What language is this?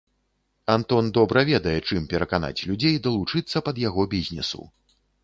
Belarusian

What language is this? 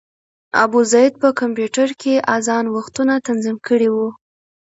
Pashto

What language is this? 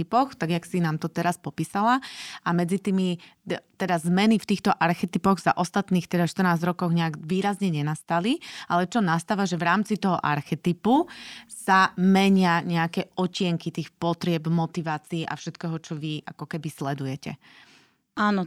Slovak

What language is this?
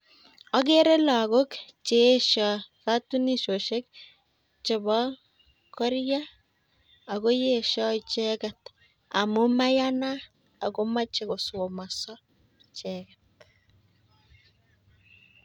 Kalenjin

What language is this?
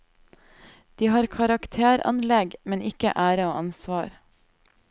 Norwegian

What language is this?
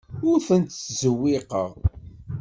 Kabyle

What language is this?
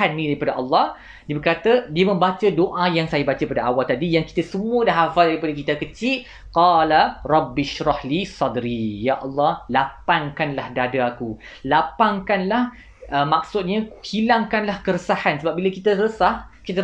Malay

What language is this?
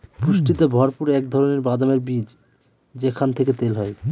Bangla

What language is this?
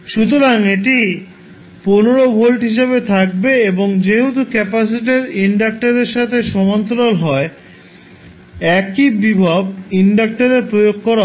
Bangla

